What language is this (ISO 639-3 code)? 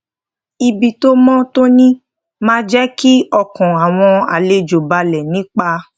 yor